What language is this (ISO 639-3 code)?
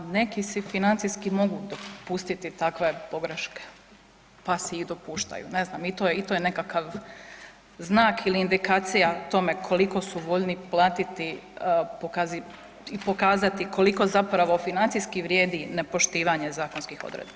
hrv